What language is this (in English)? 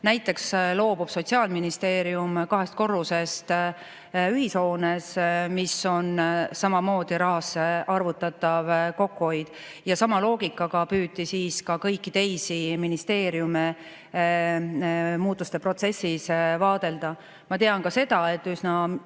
Estonian